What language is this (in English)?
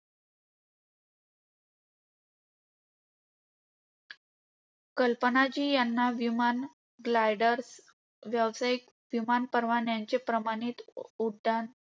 Marathi